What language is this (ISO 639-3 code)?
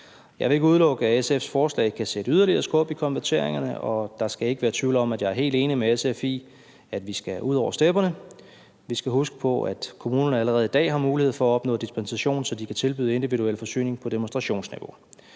dan